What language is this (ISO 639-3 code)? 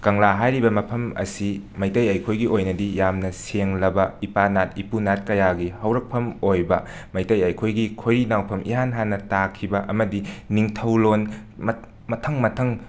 mni